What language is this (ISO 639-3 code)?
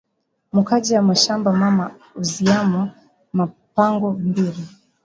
swa